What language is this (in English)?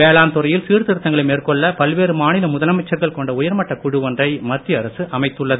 Tamil